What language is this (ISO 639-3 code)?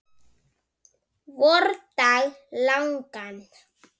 isl